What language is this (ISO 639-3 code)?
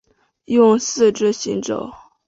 zho